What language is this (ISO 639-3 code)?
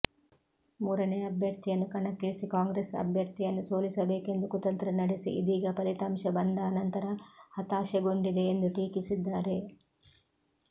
kan